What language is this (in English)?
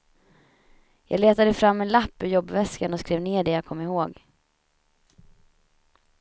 Swedish